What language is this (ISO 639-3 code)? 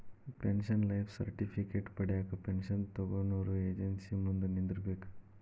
kan